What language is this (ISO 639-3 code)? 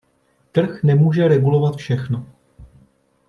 ces